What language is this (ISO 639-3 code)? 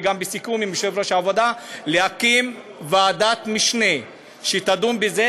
heb